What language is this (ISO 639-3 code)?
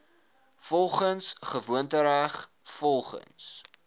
afr